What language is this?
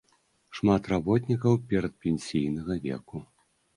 Belarusian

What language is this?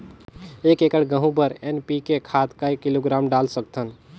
Chhattisgarhi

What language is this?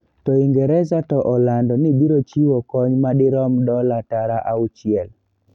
Luo (Kenya and Tanzania)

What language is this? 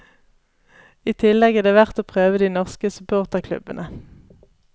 Norwegian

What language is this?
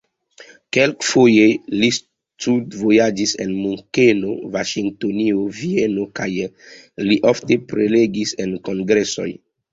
Esperanto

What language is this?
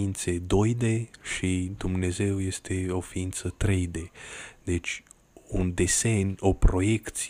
Romanian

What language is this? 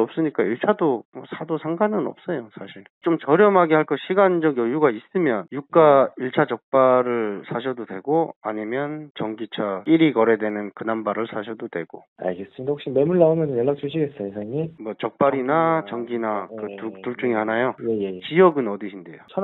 Korean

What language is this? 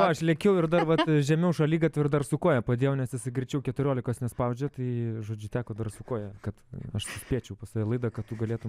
Lithuanian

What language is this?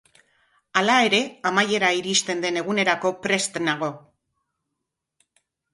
Basque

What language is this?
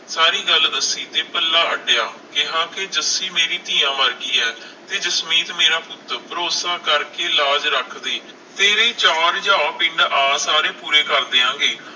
Punjabi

